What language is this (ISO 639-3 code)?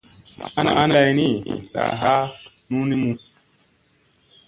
mse